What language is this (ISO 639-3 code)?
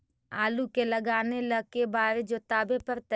mag